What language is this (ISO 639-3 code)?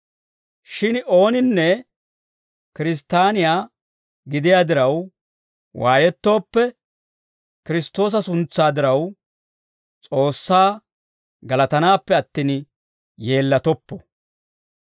dwr